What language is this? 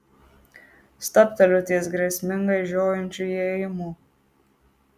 Lithuanian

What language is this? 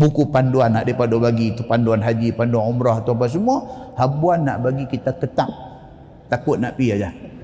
Malay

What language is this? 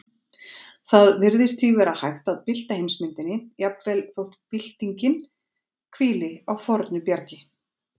Icelandic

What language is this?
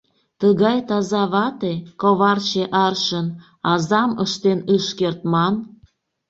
Mari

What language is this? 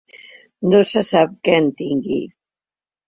Catalan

